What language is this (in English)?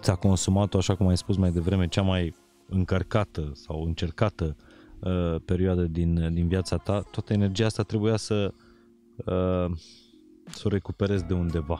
Romanian